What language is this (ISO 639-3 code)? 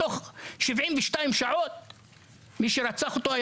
heb